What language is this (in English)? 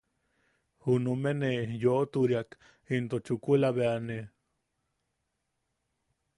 Yaqui